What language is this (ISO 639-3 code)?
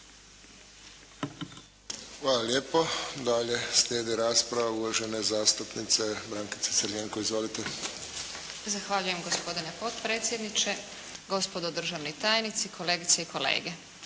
hrv